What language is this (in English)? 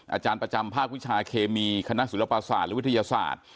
Thai